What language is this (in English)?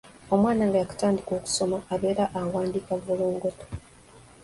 Ganda